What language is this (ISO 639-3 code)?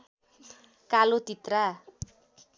nep